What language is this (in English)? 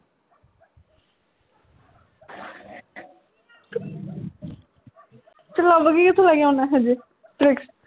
Punjabi